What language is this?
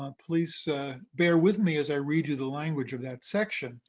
English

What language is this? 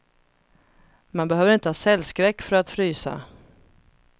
Swedish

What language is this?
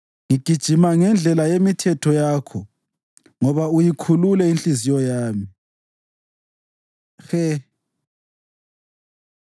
North Ndebele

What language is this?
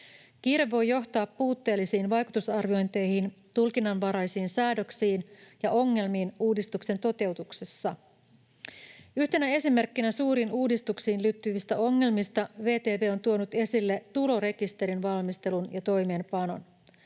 Finnish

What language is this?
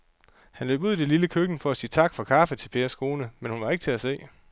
Danish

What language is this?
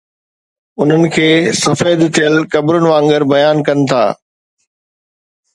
Sindhi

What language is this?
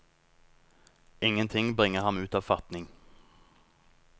Norwegian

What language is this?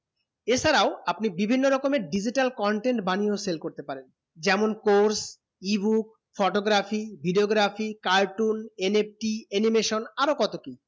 Bangla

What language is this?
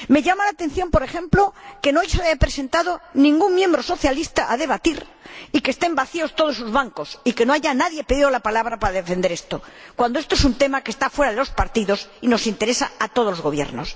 Spanish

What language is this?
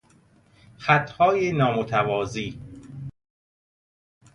Persian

